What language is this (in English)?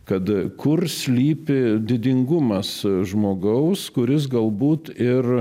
Lithuanian